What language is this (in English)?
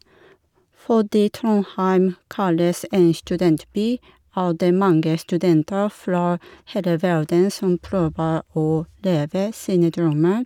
Norwegian